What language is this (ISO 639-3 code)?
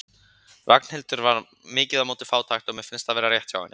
isl